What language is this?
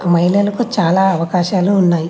Telugu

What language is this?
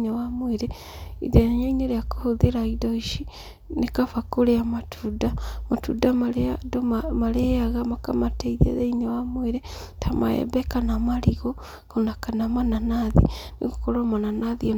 Kikuyu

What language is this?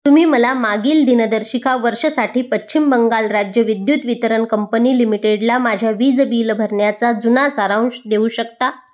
Marathi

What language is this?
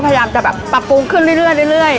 Thai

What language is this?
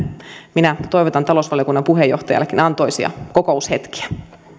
Finnish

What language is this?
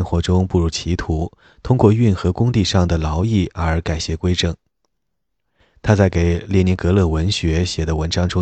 Chinese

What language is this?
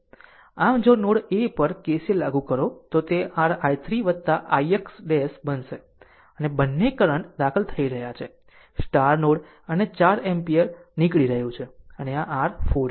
Gujarati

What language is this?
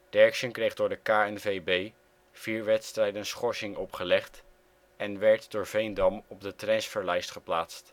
Dutch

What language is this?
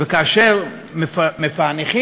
Hebrew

